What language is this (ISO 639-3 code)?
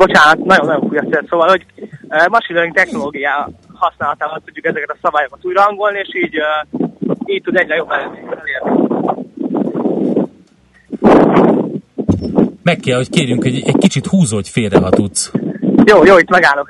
hun